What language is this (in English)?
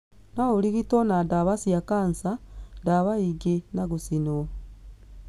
Kikuyu